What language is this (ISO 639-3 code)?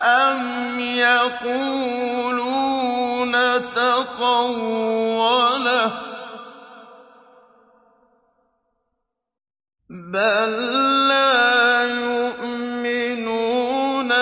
ara